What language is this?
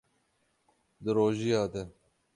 Kurdish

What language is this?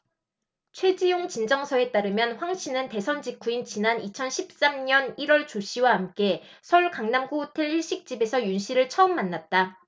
Korean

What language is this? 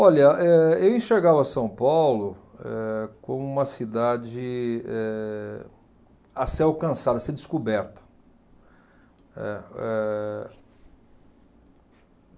Portuguese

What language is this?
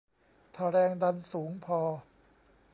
Thai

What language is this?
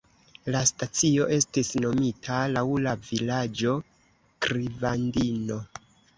Esperanto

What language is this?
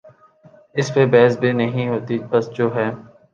Urdu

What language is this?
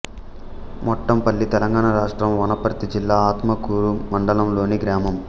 Telugu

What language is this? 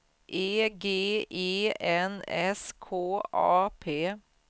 Swedish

